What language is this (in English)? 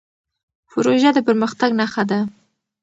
Pashto